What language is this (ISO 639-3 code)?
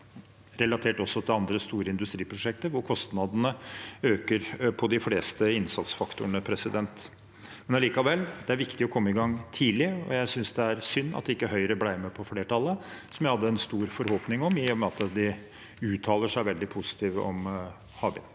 nor